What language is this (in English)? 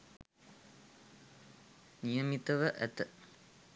Sinhala